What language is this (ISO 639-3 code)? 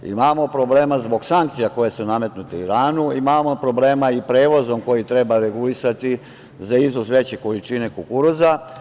srp